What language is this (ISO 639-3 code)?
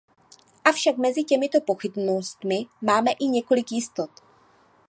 ces